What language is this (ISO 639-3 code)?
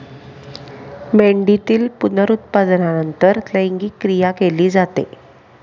mar